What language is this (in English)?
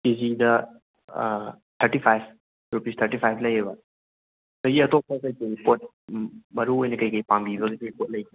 Manipuri